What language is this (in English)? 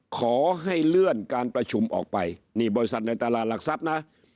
Thai